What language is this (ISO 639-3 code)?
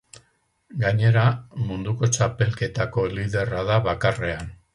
eus